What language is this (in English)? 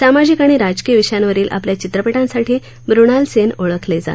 Marathi